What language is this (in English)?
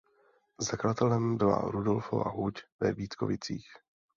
Czech